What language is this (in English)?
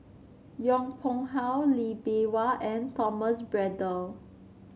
English